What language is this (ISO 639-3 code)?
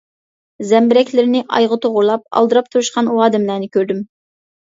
uig